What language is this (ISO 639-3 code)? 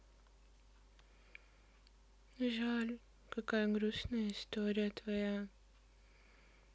rus